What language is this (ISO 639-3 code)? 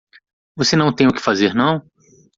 por